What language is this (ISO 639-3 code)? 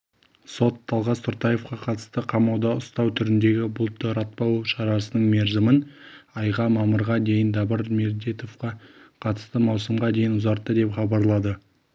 kaz